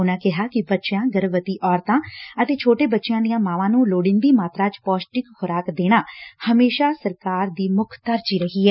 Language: Punjabi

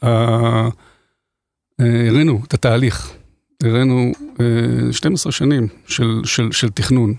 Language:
Hebrew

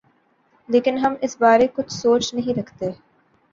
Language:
Urdu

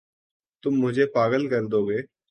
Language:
Urdu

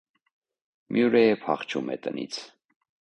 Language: Armenian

